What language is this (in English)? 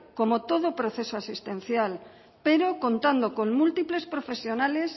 Spanish